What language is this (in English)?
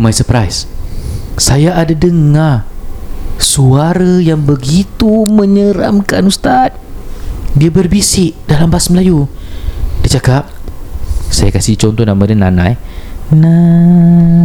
Malay